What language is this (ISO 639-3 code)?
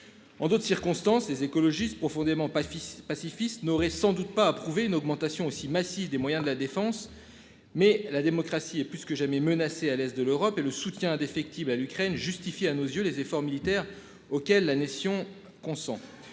fra